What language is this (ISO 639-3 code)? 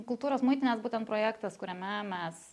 lit